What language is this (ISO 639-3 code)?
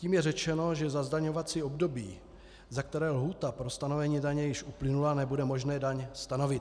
ces